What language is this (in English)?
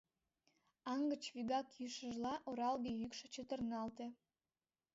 Mari